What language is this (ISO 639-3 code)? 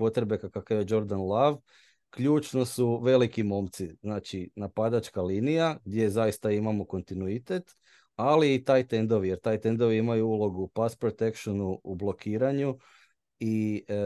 hrv